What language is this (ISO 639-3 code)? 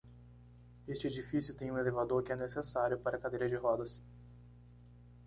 por